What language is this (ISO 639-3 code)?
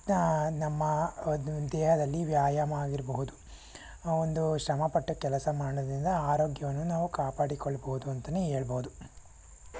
kan